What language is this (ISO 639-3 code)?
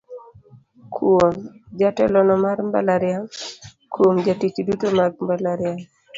luo